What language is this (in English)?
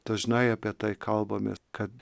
Lithuanian